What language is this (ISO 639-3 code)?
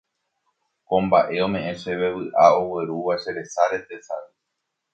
grn